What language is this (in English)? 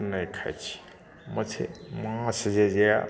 Maithili